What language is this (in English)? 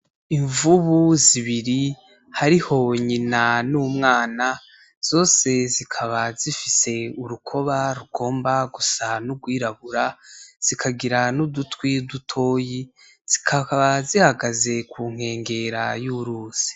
Rundi